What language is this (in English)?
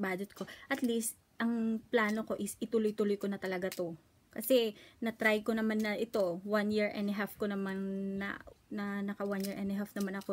Filipino